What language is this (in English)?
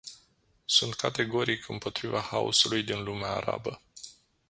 Romanian